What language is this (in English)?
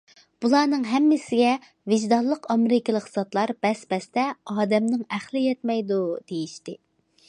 Uyghur